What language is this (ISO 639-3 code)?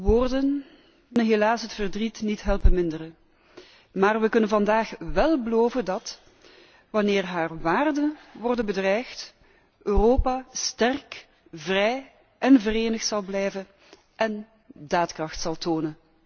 nld